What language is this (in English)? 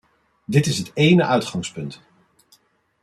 Dutch